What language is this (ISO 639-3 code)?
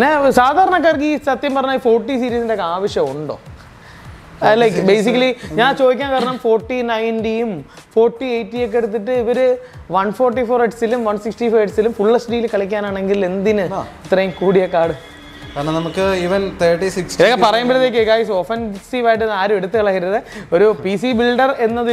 ara